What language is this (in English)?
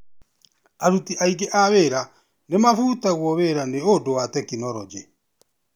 Kikuyu